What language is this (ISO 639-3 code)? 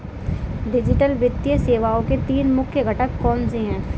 hin